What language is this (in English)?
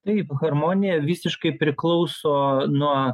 Lithuanian